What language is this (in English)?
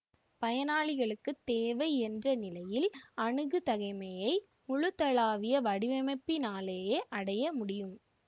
Tamil